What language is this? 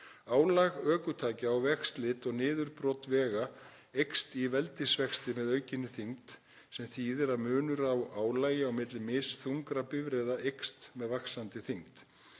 Icelandic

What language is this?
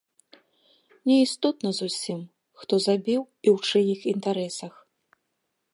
Belarusian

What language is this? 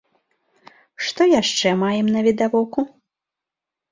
Belarusian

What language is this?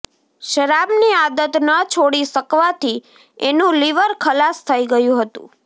Gujarati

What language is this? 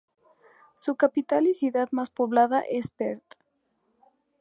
Spanish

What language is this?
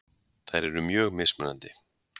Icelandic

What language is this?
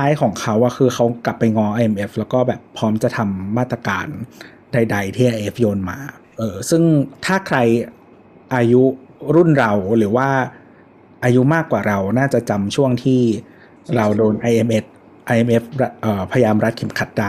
Thai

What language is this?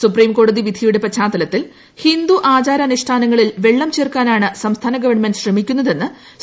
Malayalam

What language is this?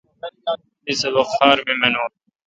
Kalkoti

